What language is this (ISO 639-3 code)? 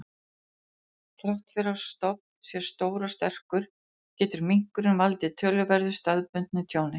isl